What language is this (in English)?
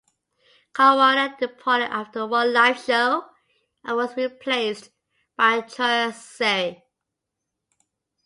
English